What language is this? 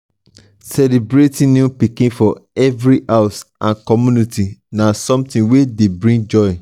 Nigerian Pidgin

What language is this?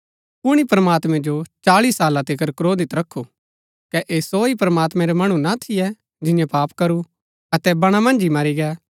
Gaddi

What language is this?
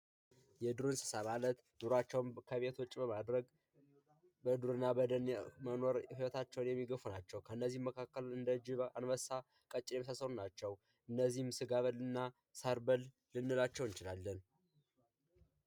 Amharic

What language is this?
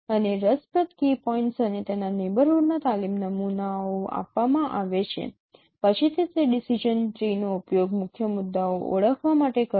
Gujarati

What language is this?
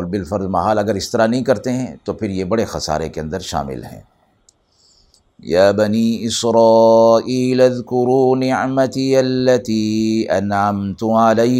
Urdu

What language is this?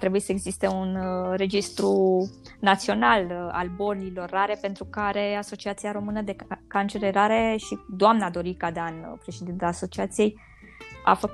Romanian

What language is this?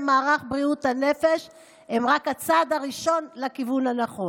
Hebrew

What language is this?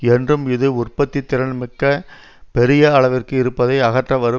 Tamil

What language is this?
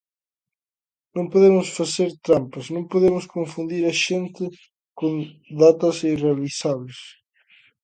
Galician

